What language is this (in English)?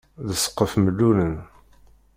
Kabyle